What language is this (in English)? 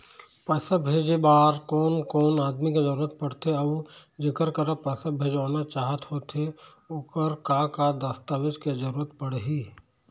Chhattisgarhi